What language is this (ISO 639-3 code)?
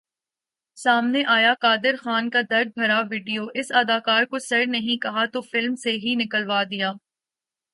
urd